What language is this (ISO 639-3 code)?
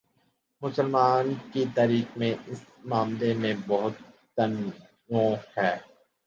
urd